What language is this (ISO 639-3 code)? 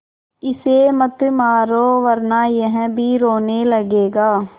hin